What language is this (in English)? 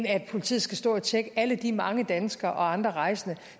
Danish